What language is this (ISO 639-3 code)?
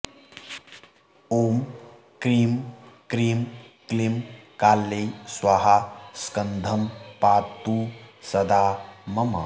san